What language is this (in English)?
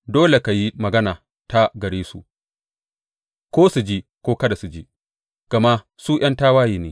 Hausa